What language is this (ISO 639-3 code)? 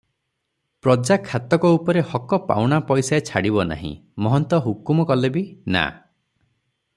ori